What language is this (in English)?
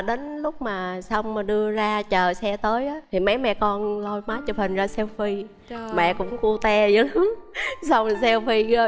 Vietnamese